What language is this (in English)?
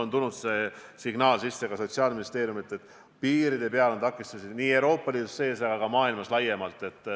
Estonian